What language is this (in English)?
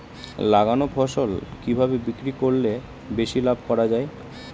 Bangla